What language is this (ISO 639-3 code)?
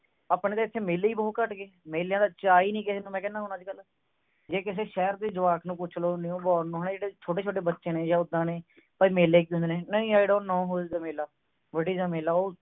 pan